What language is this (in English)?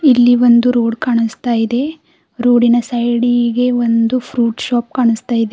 Kannada